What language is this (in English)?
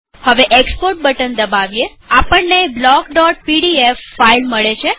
Gujarati